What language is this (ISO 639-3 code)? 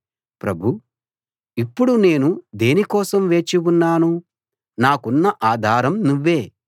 tel